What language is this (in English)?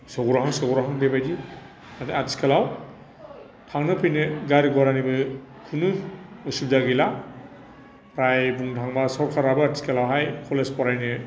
Bodo